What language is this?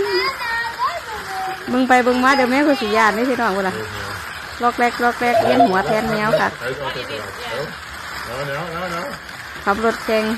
Thai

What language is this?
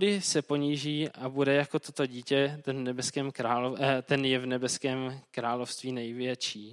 Czech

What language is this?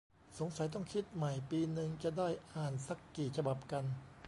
Thai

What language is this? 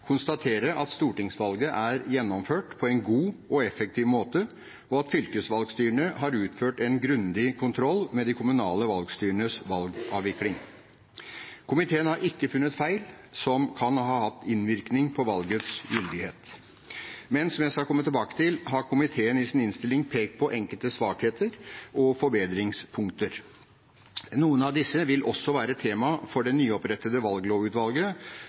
Norwegian Bokmål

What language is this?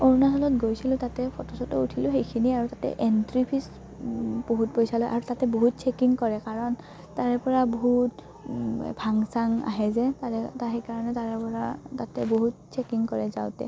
Assamese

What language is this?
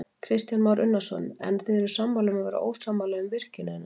Icelandic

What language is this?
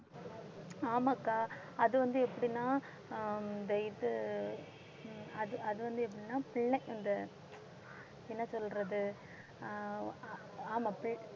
Tamil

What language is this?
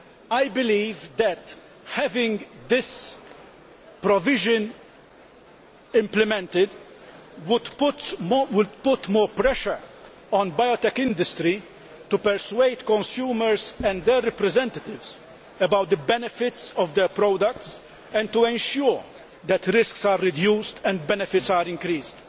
English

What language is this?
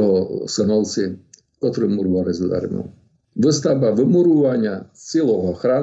Slovak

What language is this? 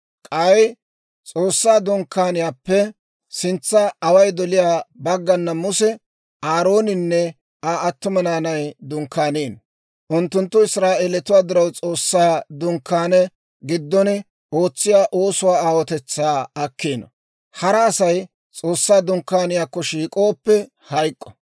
Dawro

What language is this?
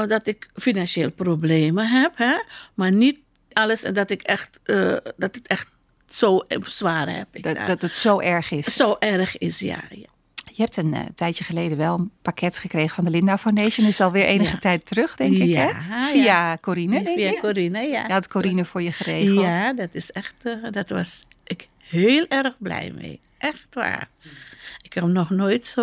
Dutch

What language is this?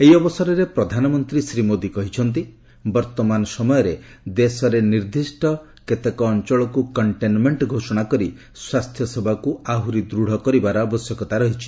Odia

